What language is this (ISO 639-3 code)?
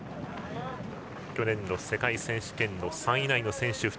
jpn